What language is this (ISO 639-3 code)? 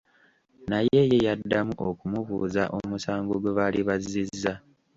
lug